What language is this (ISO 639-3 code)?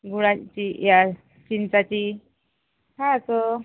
mar